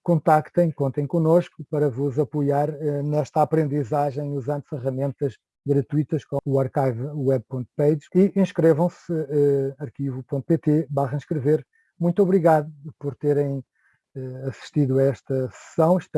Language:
Portuguese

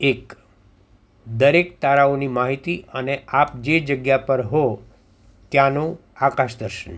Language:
Gujarati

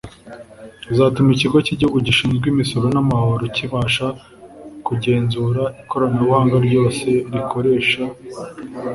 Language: Kinyarwanda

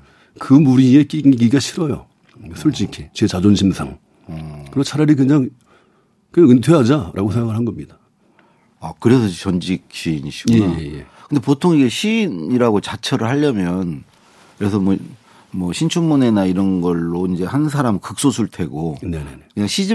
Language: Korean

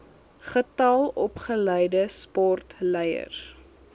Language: Afrikaans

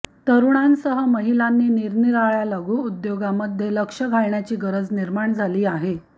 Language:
Marathi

